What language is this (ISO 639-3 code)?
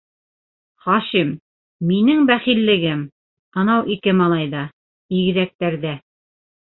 bak